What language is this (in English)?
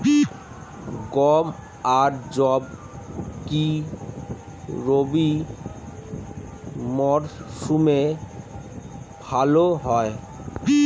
Bangla